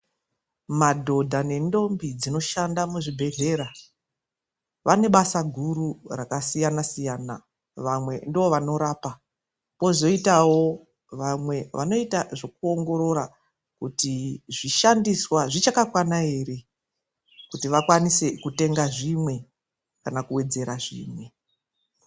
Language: Ndau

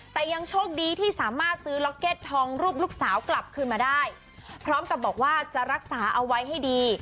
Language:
Thai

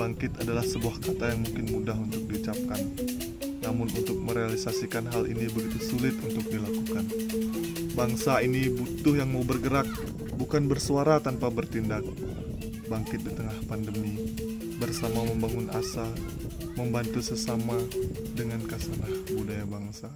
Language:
Indonesian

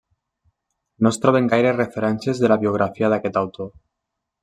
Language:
Catalan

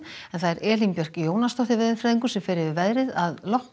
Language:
Icelandic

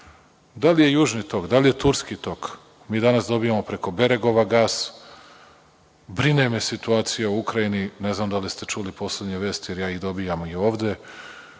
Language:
Serbian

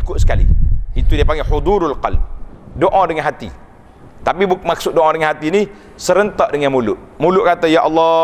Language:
Malay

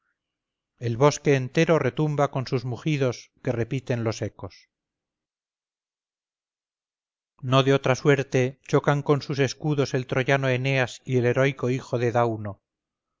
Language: Spanish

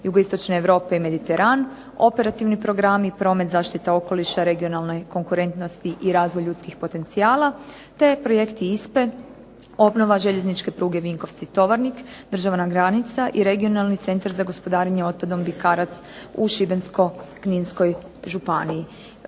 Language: Croatian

